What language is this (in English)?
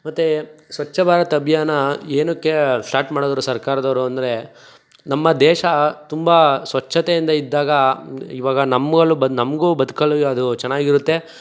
Kannada